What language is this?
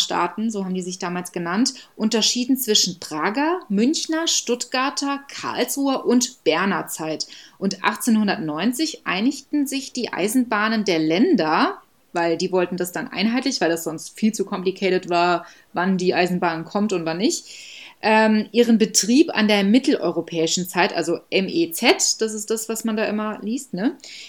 German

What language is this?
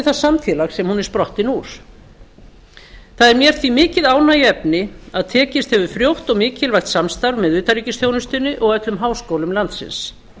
Icelandic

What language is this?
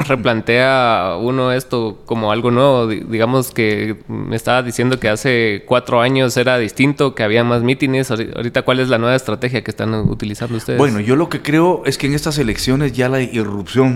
Spanish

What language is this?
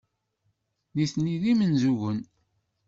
Kabyle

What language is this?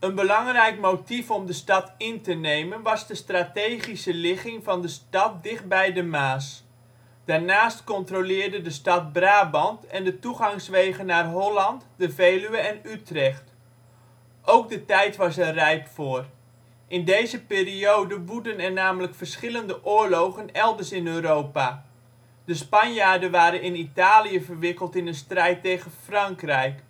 Dutch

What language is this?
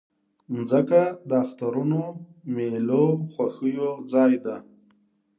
Pashto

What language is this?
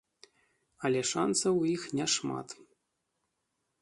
Belarusian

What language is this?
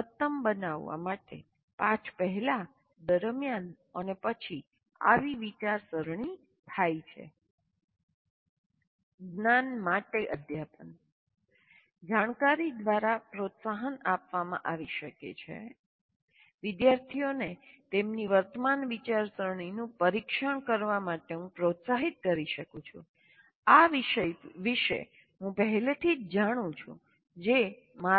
Gujarati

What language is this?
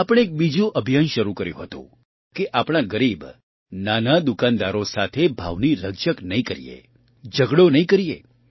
Gujarati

